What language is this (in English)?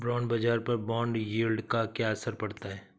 Hindi